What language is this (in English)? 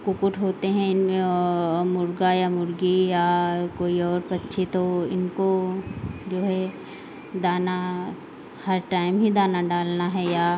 Hindi